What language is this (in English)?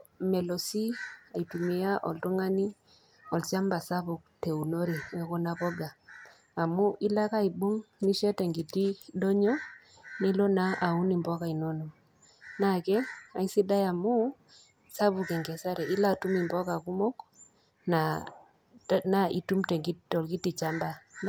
Masai